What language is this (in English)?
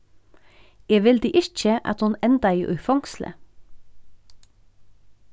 Faroese